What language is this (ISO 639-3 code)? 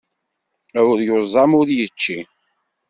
kab